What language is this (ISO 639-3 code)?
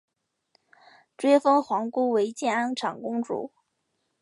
zho